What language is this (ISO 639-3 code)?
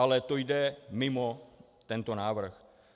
ces